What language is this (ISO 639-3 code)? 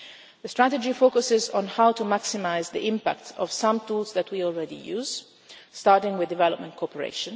eng